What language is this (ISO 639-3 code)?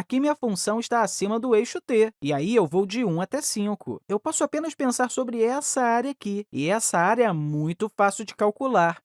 por